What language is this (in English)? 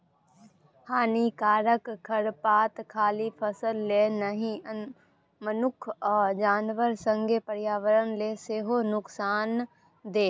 Maithili